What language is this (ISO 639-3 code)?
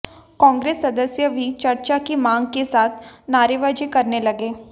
hin